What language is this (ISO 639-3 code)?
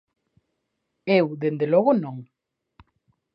glg